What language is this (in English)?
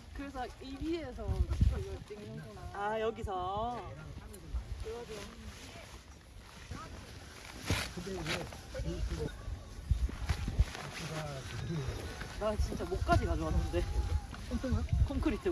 Korean